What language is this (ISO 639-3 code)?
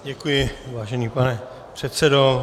ces